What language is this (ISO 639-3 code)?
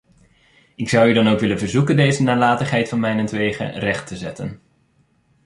nld